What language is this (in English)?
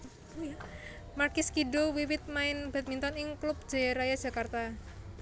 Javanese